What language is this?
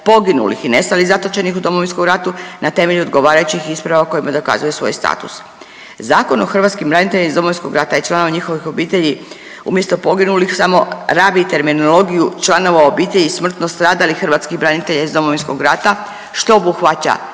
Croatian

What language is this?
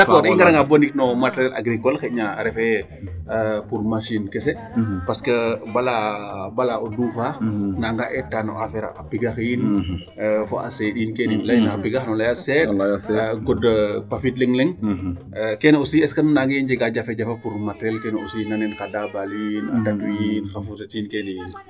Serer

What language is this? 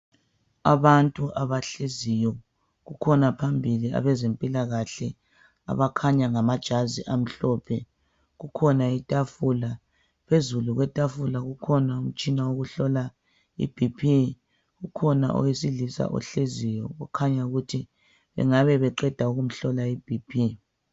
North Ndebele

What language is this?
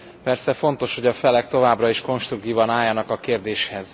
Hungarian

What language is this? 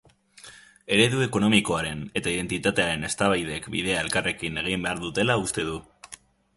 Basque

